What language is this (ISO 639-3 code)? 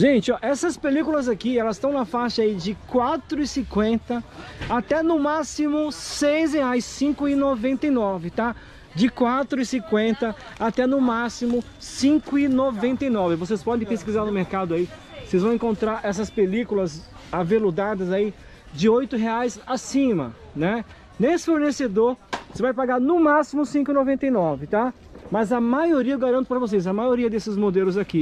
por